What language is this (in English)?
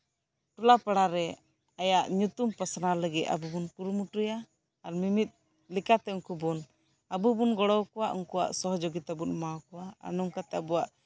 Santali